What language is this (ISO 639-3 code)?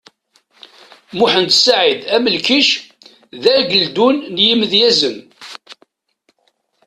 kab